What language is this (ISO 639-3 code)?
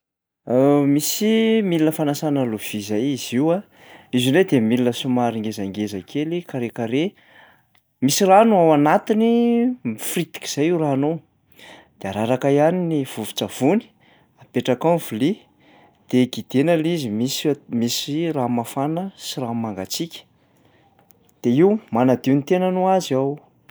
mlg